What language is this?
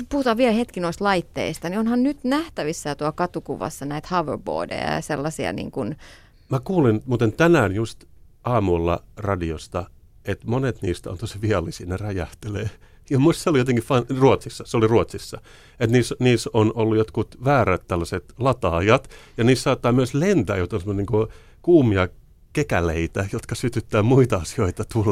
Finnish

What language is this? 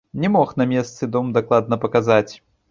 Belarusian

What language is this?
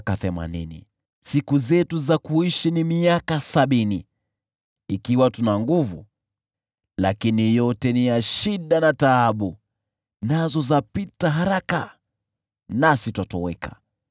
Swahili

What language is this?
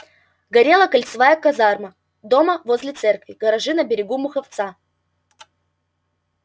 Russian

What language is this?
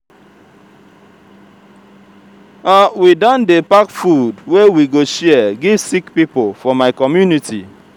Nigerian Pidgin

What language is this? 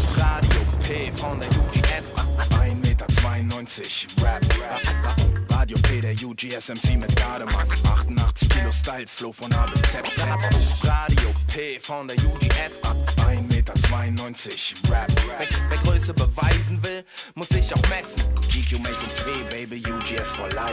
German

